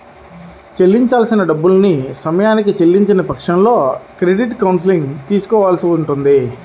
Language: Telugu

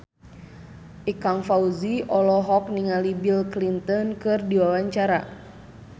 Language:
Sundanese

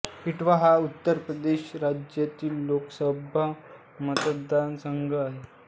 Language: Marathi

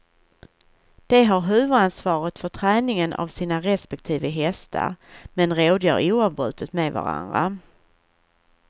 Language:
Swedish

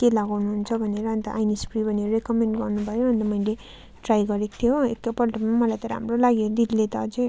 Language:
Nepali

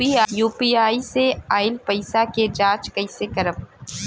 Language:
Bhojpuri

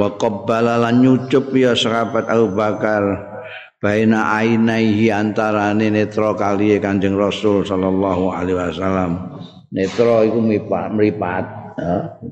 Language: Indonesian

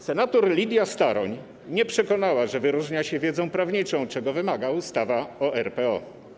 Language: Polish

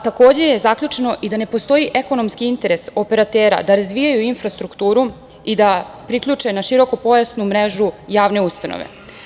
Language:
Serbian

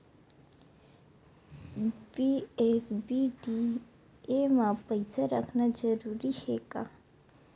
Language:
Chhattisgarhi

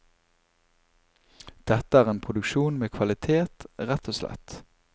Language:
Norwegian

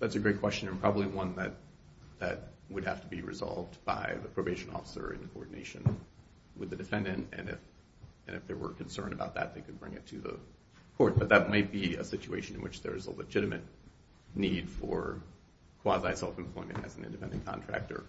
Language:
English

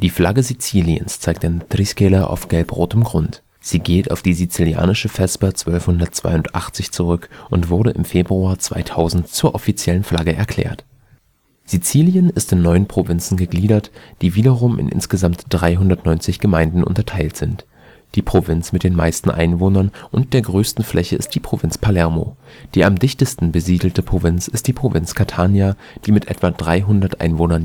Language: German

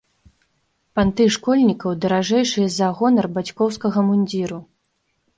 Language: Belarusian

